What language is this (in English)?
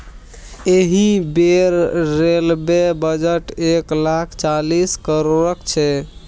Maithili